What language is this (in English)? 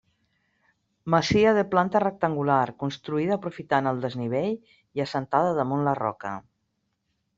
Catalan